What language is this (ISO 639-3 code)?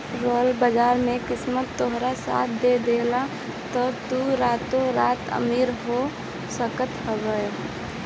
bho